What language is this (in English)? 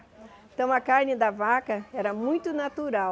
Portuguese